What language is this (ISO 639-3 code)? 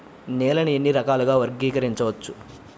tel